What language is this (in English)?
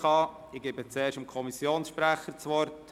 Swiss German